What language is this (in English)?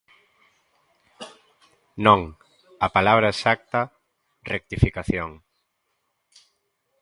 Galician